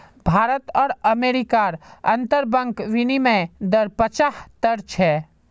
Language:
Magahi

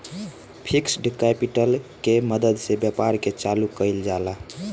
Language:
Bhojpuri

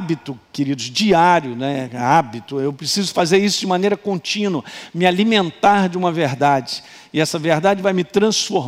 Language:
Portuguese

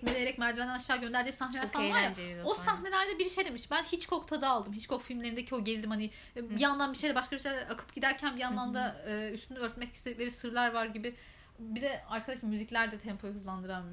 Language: Turkish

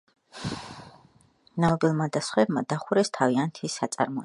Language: Georgian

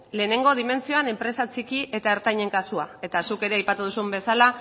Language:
Basque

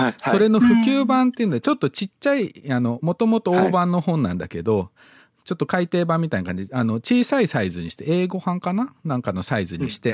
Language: Japanese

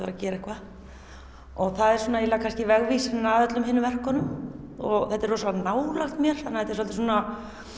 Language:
Icelandic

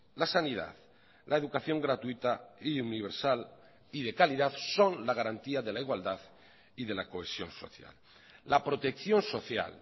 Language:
Spanish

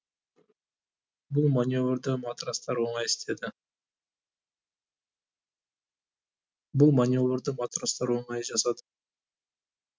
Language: Kazakh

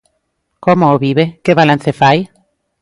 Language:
Galician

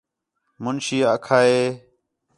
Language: Khetrani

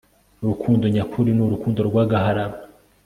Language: Kinyarwanda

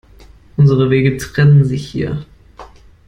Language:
German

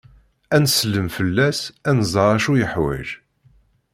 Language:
Kabyle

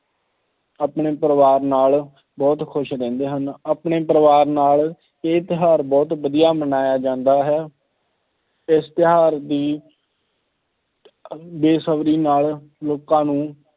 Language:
Punjabi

